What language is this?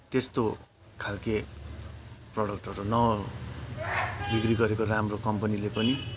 Nepali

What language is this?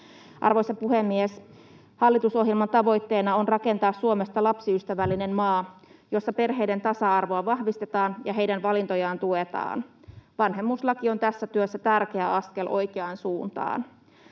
Finnish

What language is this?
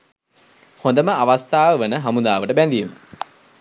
Sinhala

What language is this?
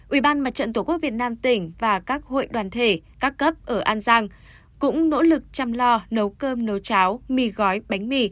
Vietnamese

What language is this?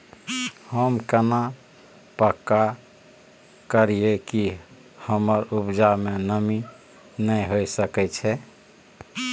Maithili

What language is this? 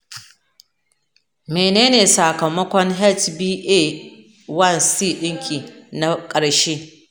Hausa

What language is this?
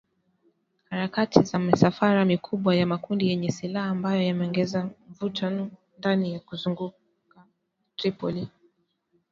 Swahili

